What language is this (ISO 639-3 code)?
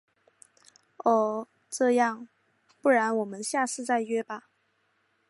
zho